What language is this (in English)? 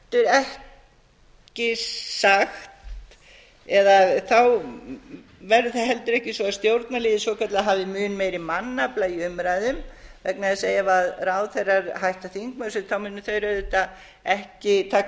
Icelandic